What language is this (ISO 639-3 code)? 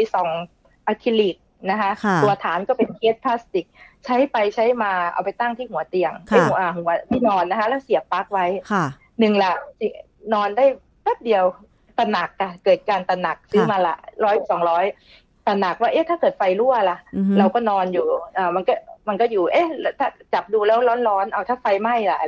tha